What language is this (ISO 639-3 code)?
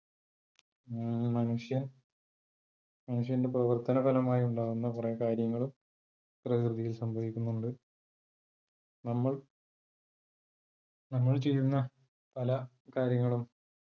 mal